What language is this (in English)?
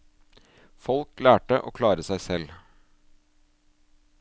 Norwegian